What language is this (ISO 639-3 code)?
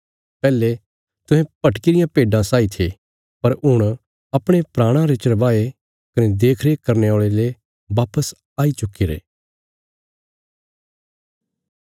kfs